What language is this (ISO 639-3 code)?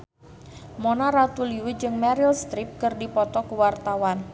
sun